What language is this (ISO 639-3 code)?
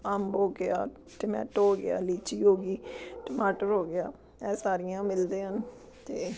pan